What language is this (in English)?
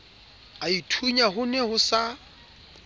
Southern Sotho